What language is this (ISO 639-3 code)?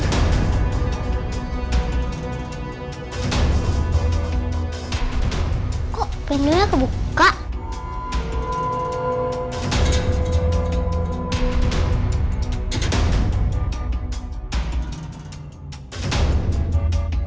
ind